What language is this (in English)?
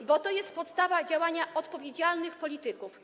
Polish